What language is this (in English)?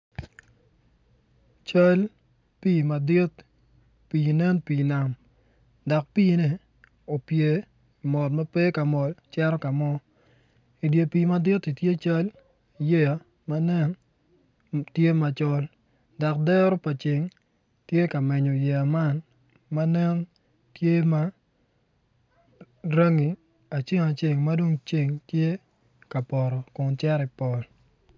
Acoli